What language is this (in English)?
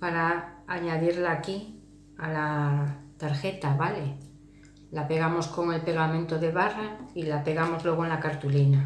Spanish